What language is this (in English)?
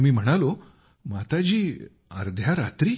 Marathi